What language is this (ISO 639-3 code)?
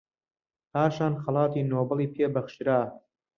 ckb